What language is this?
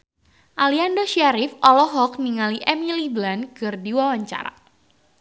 Sundanese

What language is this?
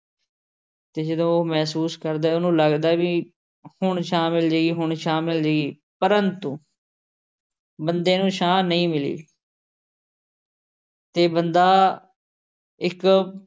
Punjabi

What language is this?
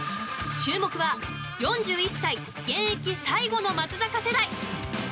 Japanese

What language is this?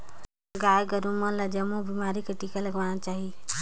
Chhattisgarhi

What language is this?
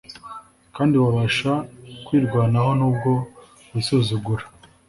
Kinyarwanda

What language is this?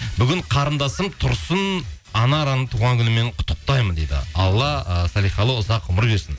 Kazakh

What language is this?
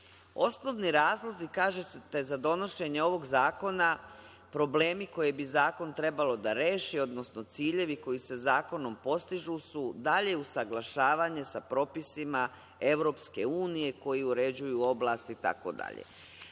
Serbian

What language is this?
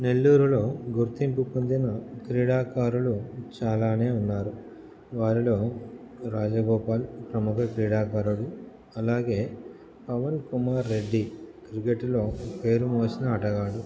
Telugu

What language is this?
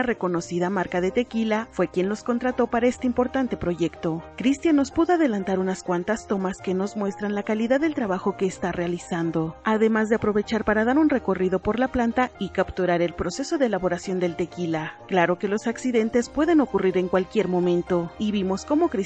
Spanish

